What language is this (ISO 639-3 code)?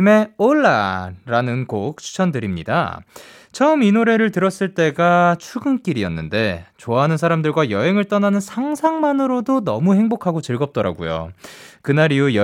kor